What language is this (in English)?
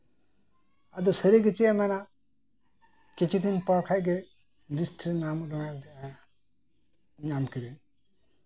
Santali